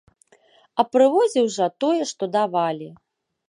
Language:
Belarusian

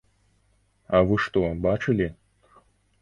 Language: Belarusian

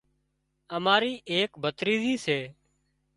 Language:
Wadiyara Koli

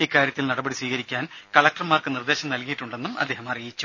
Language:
Malayalam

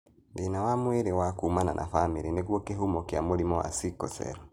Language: Kikuyu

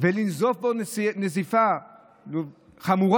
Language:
Hebrew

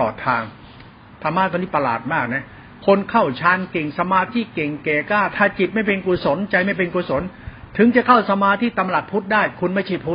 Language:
Thai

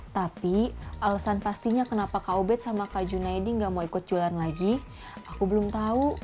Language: Indonesian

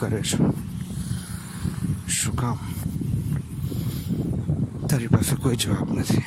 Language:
Gujarati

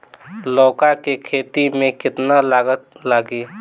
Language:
Bhojpuri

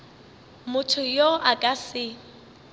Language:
Northern Sotho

